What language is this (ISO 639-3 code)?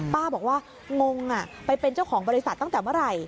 tha